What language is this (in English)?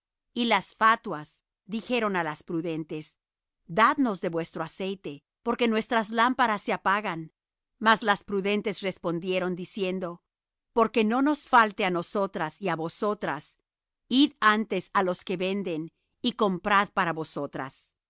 Spanish